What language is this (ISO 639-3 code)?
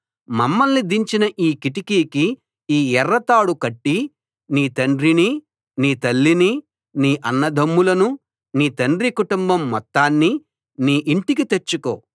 tel